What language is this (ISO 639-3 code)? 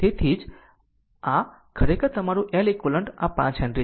guj